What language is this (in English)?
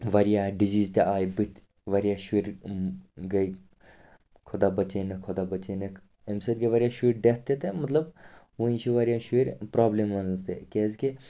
Kashmiri